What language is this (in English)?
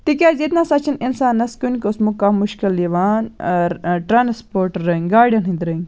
Kashmiri